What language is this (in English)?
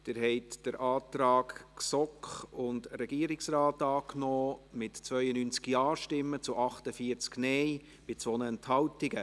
Swiss German